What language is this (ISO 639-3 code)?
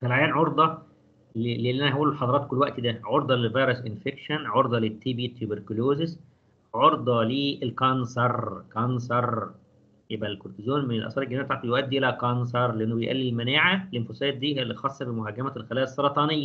ara